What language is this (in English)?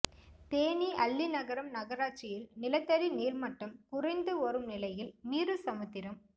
Tamil